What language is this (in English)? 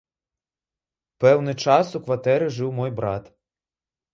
Belarusian